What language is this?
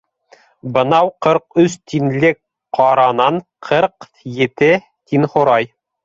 Bashkir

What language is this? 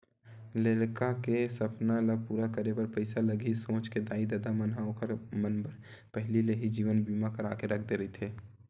Chhattisgarhi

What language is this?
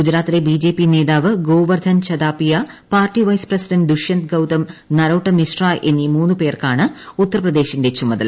Malayalam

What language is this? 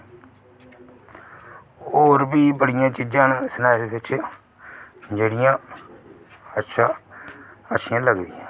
Dogri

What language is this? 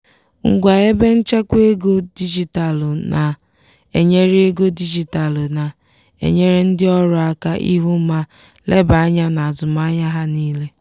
Igbo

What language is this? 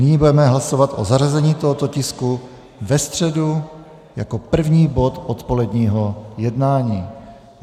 Czech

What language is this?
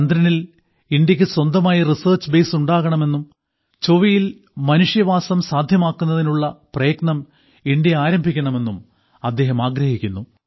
Malayalam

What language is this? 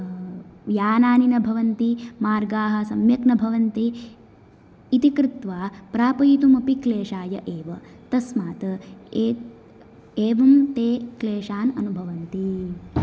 Sanskrit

